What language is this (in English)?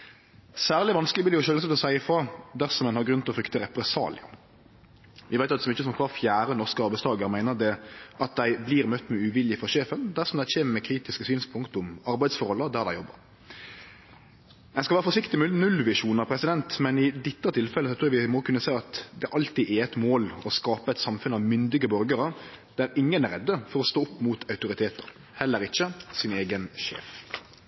Norwegian Nynorsk